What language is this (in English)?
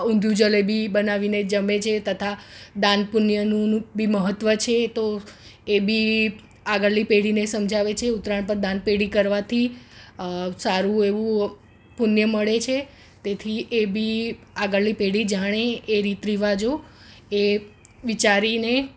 Gujarati